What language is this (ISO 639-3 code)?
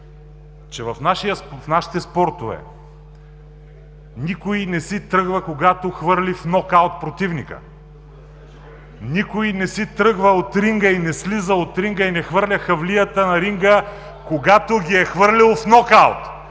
bul